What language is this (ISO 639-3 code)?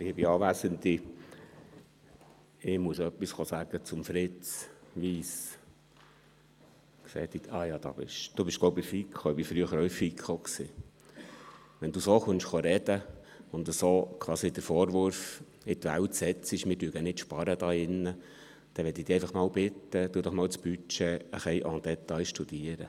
gsw